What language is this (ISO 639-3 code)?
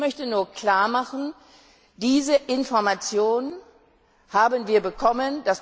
deu